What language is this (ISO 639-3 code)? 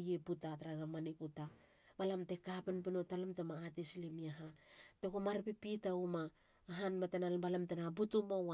hla